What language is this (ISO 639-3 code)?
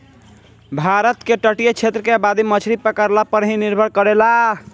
bho